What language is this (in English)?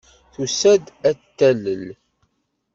Kabyle